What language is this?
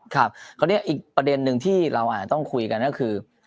Thai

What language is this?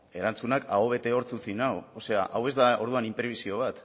Basque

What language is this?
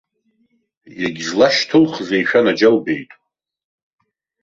Abkhazian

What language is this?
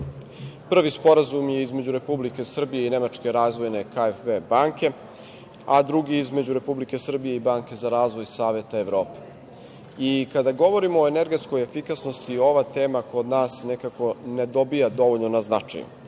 Serbian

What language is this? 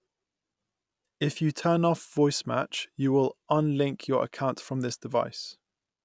English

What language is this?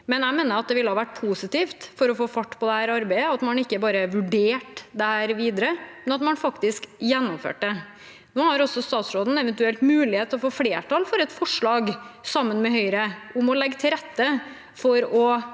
Norwegian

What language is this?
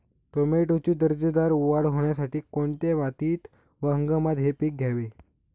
Marathi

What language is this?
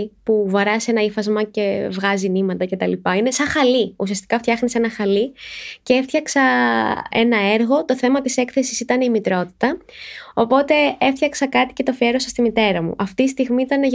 Greek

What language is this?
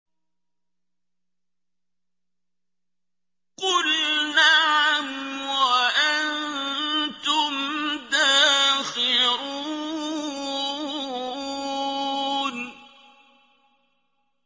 Arabic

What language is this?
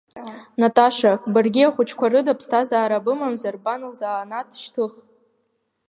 Abkhazian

